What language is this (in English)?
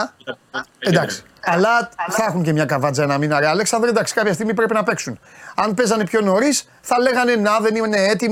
Greek